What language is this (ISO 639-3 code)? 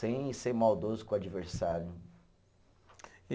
por